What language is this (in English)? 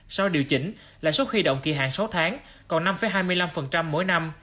Vietnamese